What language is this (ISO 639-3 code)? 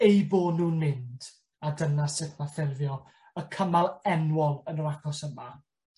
cym